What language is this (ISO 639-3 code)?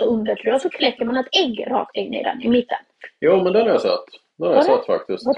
swe